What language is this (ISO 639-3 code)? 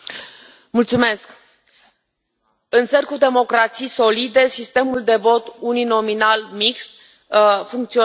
ron